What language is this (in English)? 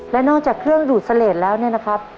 Thai